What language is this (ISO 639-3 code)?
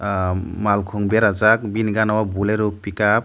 trp